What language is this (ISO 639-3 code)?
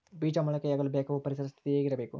kan